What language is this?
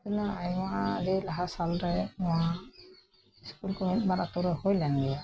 Santali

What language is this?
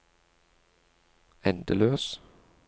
Norwegian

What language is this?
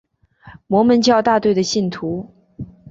Chinese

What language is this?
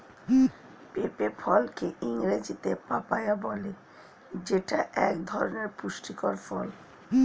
Bangla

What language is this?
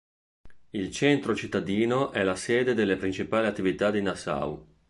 Italian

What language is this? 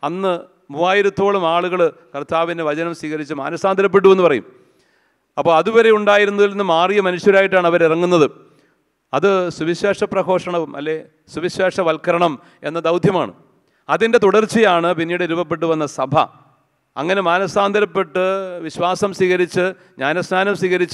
Malayalam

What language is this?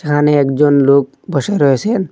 Bangla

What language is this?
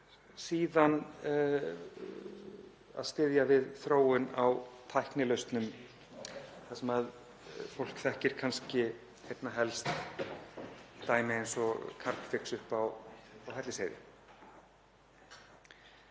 Icelandic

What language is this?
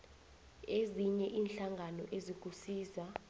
South Ndebele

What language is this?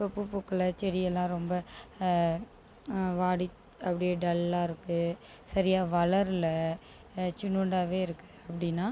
Tamil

